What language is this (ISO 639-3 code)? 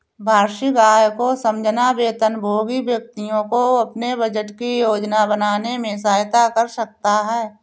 hin